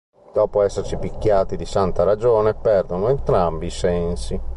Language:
Italian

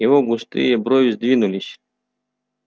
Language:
Russian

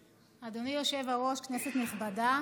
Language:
Hebrew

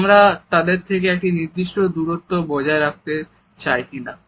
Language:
Bangla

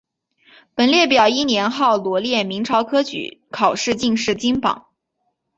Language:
Chinese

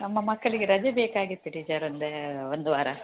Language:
Kannada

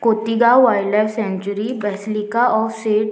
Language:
Konkani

